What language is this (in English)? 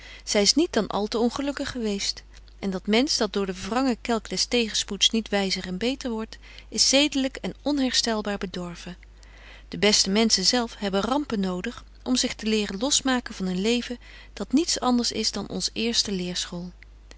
Dutch